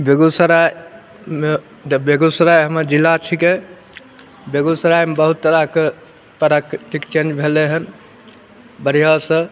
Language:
Maithili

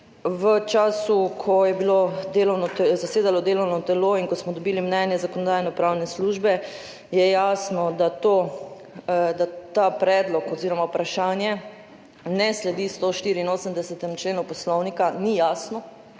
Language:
Slovenian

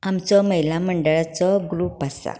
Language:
Konkani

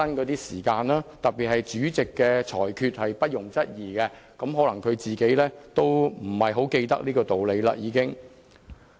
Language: Cantonese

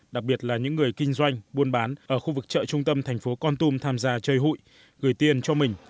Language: Vietnamese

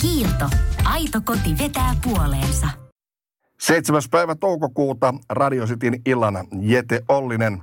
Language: Finnish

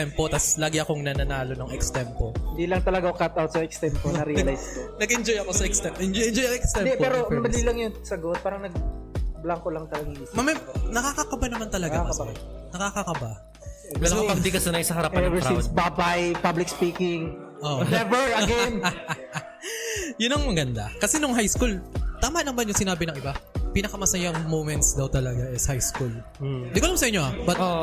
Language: Filipino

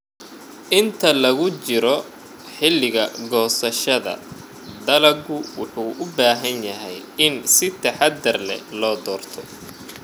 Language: Somali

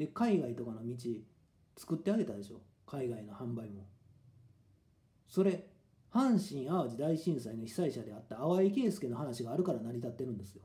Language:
Japanese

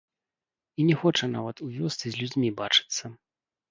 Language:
Belarusian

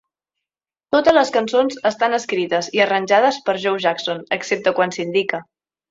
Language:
Catalan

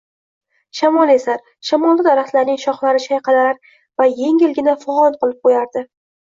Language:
Uzbek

